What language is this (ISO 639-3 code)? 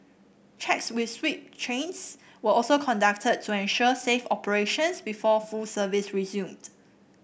eng